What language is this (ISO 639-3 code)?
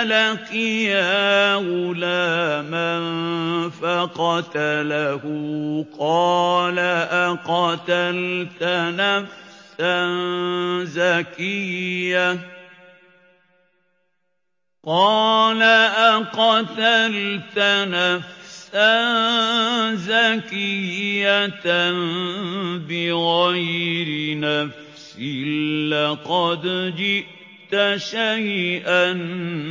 ara